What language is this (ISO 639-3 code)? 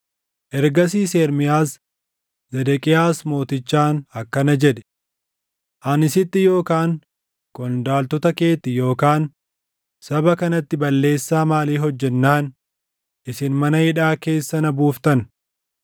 orm